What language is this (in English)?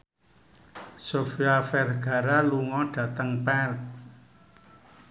Javanese